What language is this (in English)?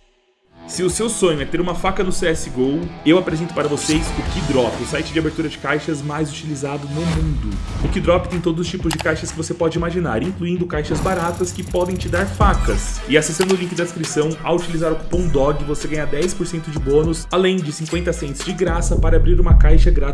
Portuguese